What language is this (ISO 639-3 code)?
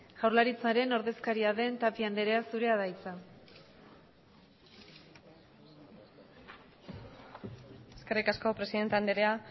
eus